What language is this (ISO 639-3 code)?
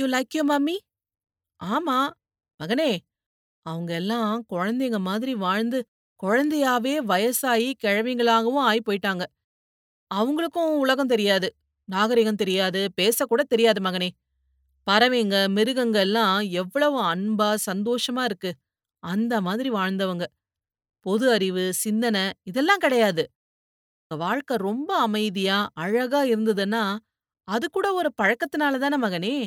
tam